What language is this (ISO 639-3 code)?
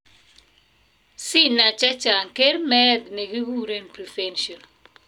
kln